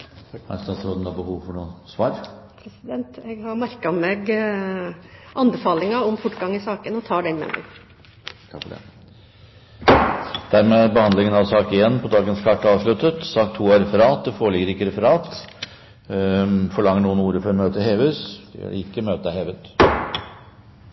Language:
Norwegian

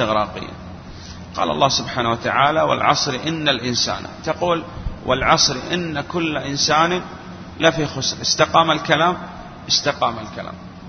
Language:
Arabic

